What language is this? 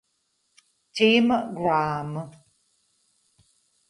Italian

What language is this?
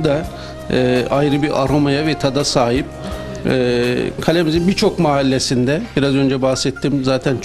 Turkish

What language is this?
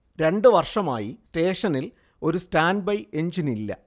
Malayalam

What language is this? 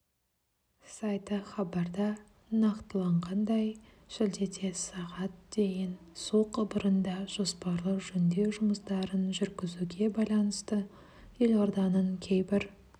Kazakh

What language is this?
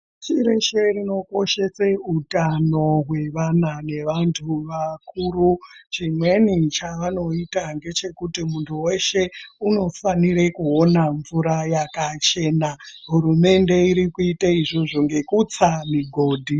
Ndau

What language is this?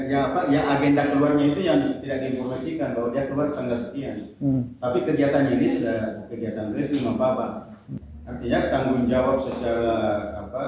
Indonesian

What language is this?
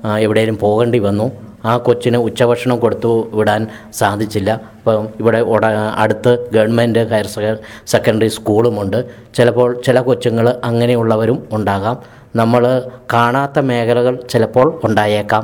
Malayalam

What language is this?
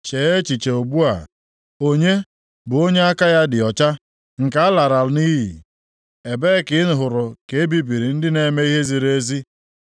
Igbo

